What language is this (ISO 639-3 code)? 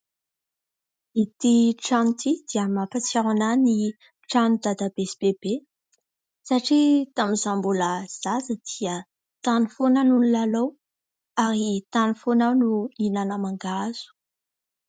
mlg